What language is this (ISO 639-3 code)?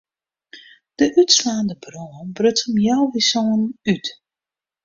fry